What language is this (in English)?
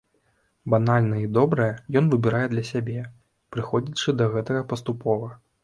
Belarusian